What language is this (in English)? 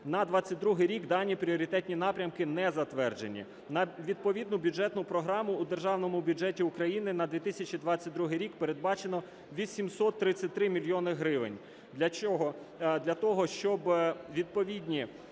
Ukrainian